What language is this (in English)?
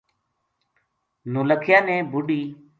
Gujari